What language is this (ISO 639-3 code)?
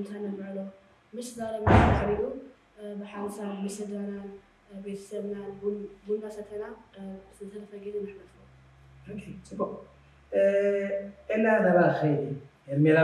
ara